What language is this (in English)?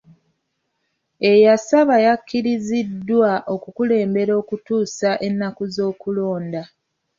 Ganda